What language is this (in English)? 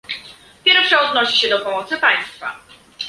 Polish